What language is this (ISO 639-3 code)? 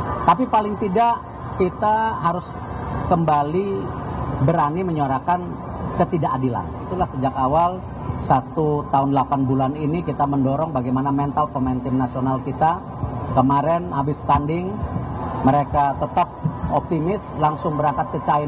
ind